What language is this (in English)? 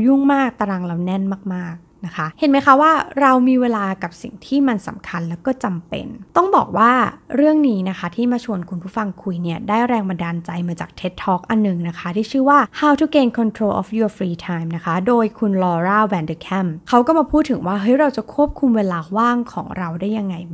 Thai